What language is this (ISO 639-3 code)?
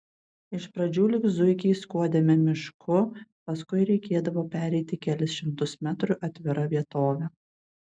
lit